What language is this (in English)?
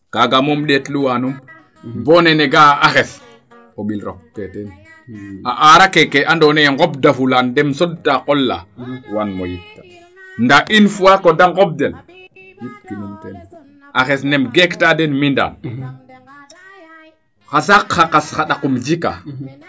Serer